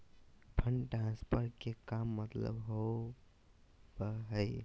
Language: Magahi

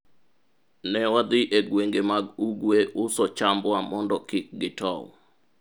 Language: Luo (Kenya and Tanzania)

